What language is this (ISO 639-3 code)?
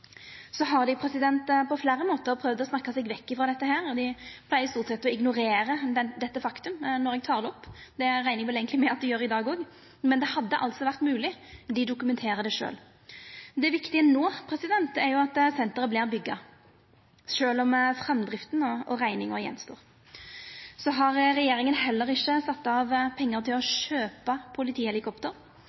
nno